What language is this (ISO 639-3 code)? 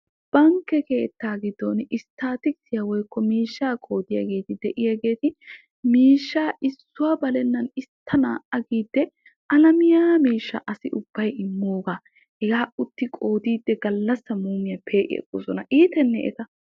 wal